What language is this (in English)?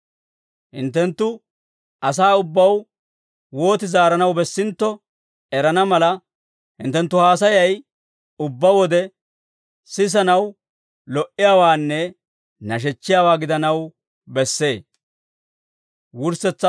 Dawro